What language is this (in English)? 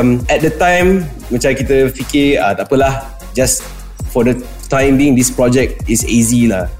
Malay